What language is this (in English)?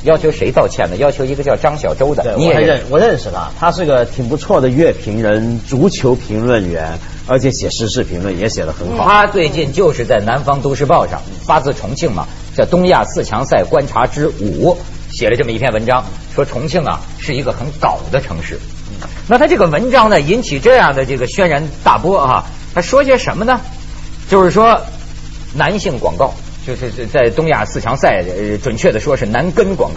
Chinese